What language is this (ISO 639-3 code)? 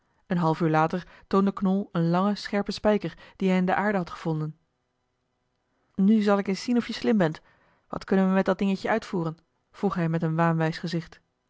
nld